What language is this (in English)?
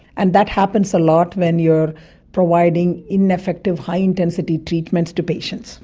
English